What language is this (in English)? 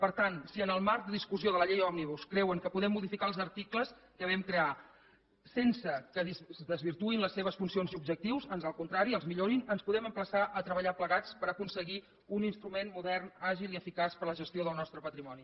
Catalan